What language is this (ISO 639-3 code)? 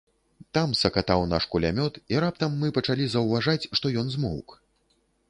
bel